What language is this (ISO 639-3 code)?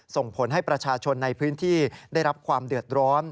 tha